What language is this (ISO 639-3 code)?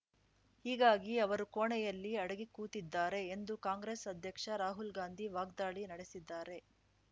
kan